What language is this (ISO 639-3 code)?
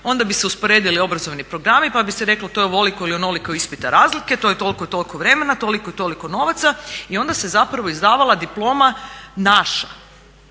hrv